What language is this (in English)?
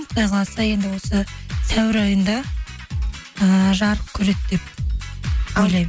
Kazakh